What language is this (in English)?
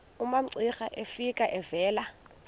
Xhosa